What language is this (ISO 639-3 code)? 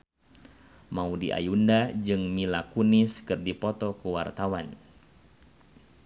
sun